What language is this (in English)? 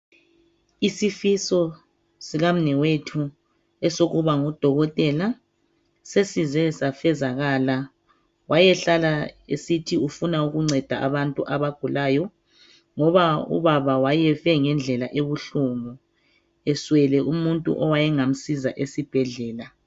North Ndebele